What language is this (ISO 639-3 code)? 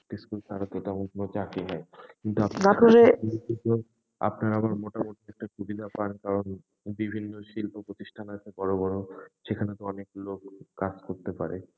ben